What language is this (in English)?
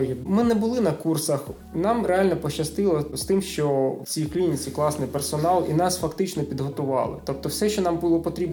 Ukrainian